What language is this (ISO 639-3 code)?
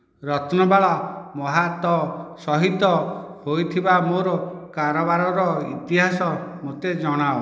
ori